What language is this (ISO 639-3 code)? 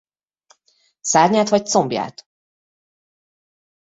hun